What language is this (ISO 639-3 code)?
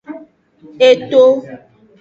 ajg